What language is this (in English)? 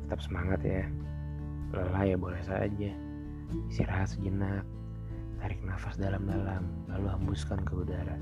Indonesian